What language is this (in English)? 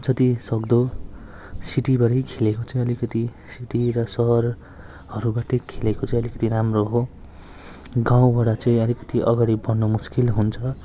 Nepali